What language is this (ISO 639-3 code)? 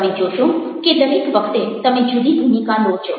guj